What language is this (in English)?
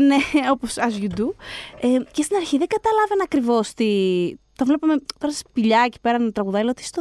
Greek